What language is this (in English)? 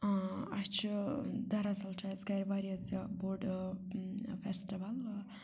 Kashmiri